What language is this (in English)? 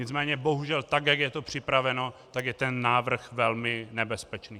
Czech